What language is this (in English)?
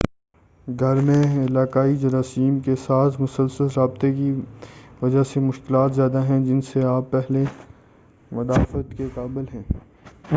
Urdu